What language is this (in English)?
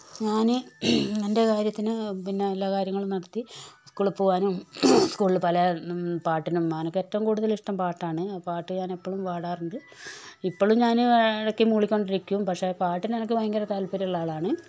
Malayalam